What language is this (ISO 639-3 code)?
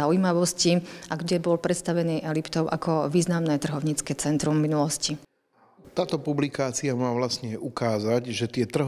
slk